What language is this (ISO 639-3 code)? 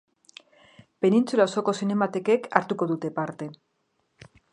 eus